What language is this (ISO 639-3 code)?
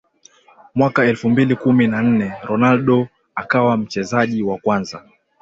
swa